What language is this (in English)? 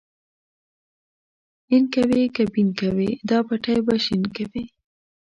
Pashto